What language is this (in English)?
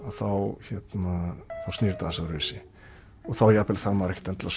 Icelandic